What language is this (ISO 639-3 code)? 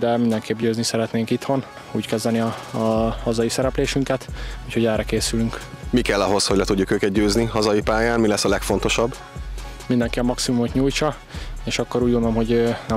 hun